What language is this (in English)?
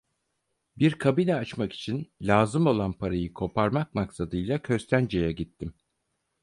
Turkish